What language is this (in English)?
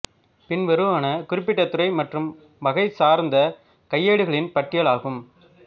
Tamil